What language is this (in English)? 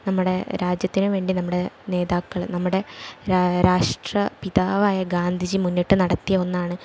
Malayalam